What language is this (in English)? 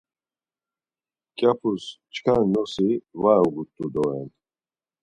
Laz